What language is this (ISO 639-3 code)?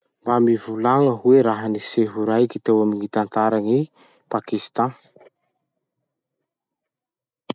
msh